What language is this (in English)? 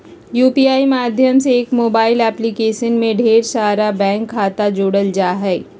Magahi